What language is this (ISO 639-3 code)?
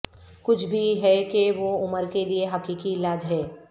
urd